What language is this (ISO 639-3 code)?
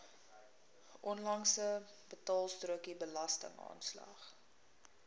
afr